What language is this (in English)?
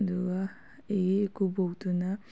Manipuri